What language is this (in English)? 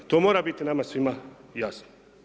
Croatian